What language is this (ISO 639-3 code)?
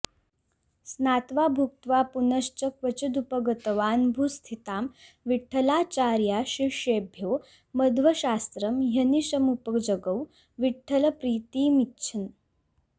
san